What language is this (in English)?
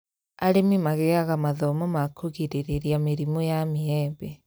Kikuyu